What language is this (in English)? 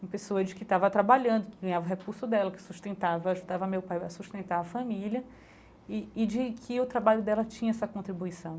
Portuguese